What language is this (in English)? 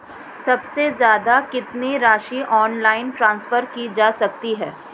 Hindi